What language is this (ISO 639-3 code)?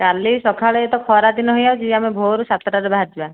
ori